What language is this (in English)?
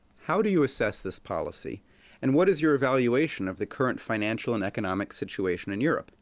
English